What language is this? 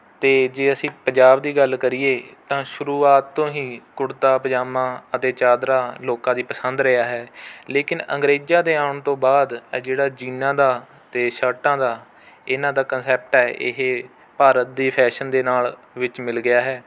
Punjabi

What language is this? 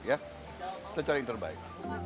Indonesian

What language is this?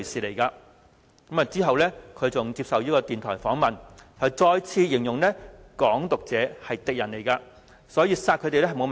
Cantonese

